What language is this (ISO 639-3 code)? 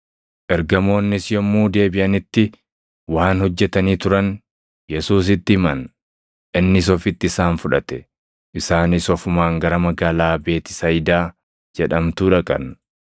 orm